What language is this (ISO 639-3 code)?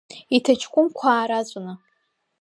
abk